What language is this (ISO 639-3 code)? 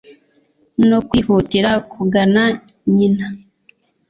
kin